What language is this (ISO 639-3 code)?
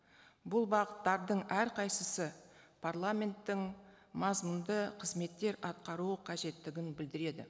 kaz